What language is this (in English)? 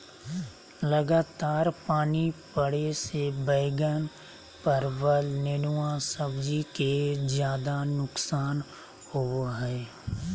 Magahi